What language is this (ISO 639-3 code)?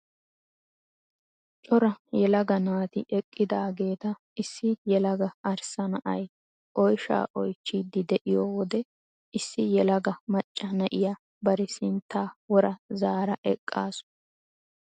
wal